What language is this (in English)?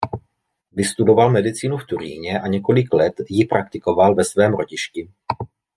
Czech